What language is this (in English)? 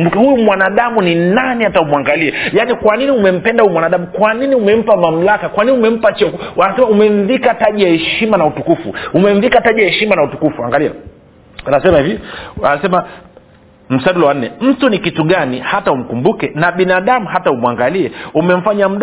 Swahili